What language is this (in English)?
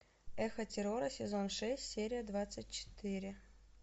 Russian